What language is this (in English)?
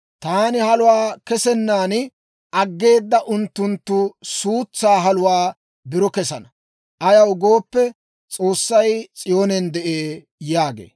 Dawro